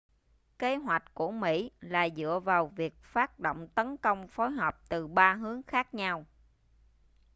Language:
Vietnamese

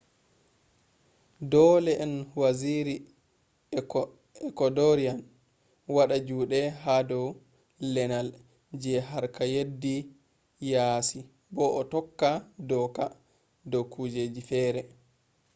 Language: Fula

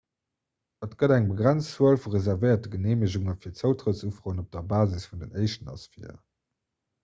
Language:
Luxembourgish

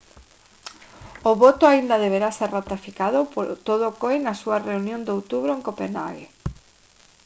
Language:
Galician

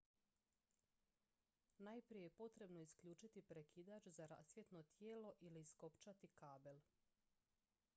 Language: Croatian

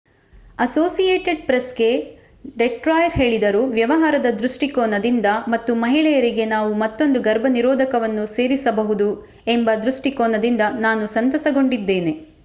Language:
Kannada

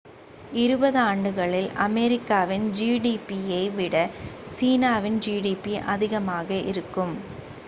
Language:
Tamil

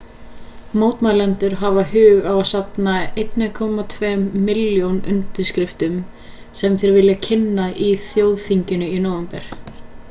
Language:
Icelandic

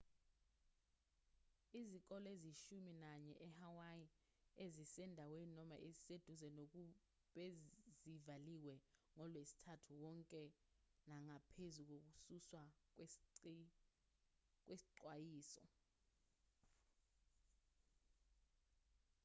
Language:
Zulu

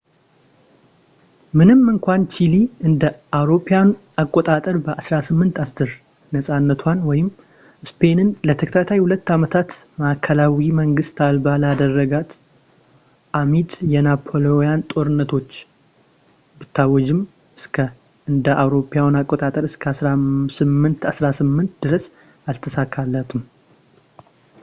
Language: Amharic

